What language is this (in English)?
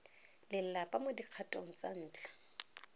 Tswana